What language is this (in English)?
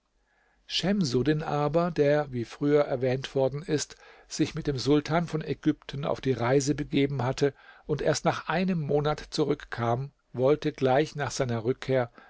German